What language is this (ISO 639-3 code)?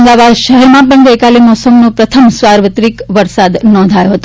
guj